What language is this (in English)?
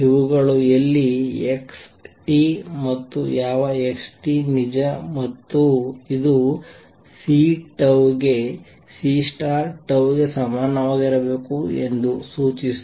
Kannada